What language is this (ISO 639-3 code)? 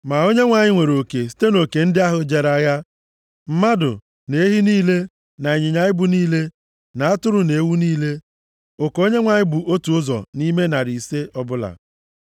ibo